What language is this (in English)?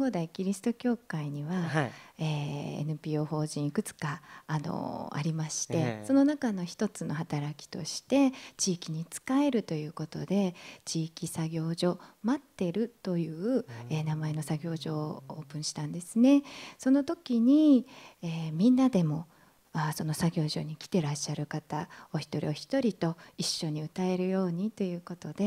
Japanese